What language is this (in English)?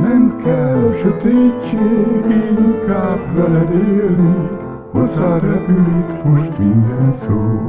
Romanian